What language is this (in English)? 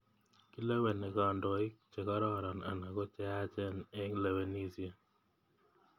Kalenjin